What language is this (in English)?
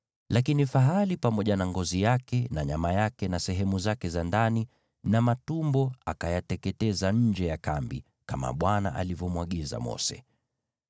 Swahili